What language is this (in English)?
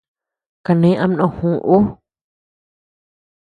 Tepeuxila Cuicatec